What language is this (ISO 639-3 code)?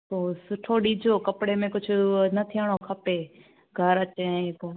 snd